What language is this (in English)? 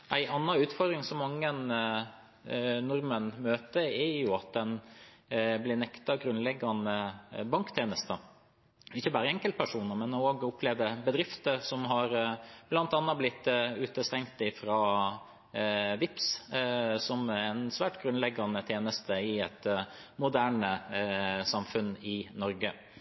Norwegian Bokmål